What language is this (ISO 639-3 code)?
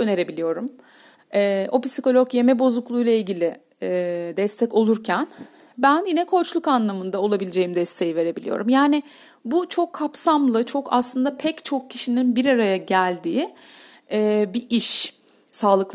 tur